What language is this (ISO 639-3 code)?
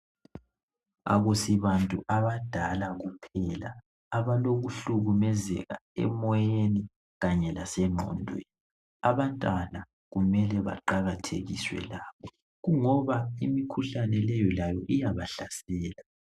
nde